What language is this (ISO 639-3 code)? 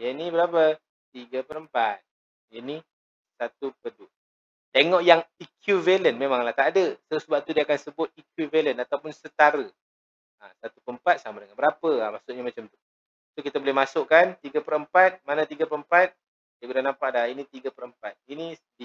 msa